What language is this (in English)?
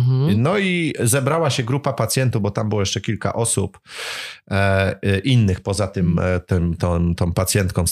Polish